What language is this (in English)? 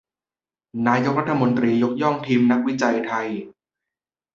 Thai